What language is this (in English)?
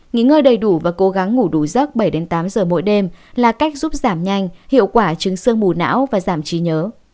Vietnamese